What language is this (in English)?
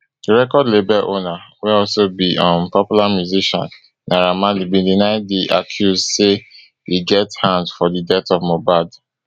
Nigerian Pidgin